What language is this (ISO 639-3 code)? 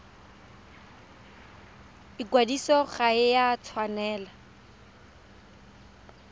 tsn